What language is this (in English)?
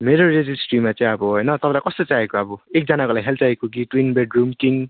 Nepali